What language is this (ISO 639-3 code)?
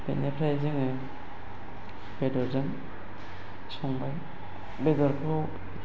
brx